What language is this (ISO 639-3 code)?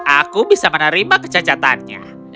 ind